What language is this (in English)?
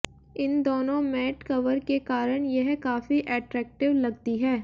Hindi